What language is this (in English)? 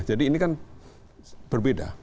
Indonesian